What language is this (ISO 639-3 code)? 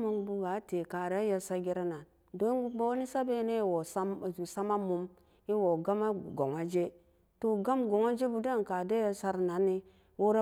ccg